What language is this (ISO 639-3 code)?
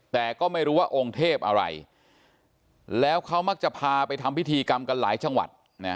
tha